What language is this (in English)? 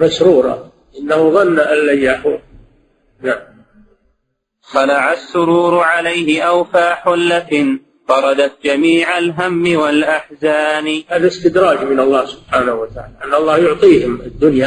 Arabic